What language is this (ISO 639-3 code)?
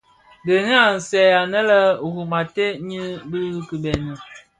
ksf